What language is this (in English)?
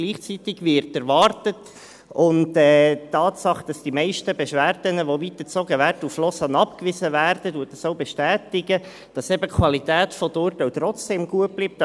Swiss German